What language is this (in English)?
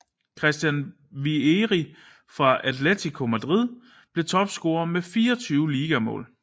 Danish